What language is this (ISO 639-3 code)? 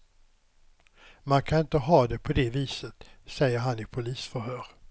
swe